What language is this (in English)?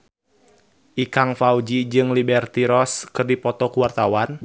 Sundanese